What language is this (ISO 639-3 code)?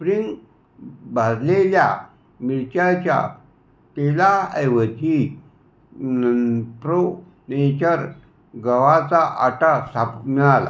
mar